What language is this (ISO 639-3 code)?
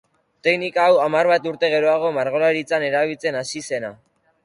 eus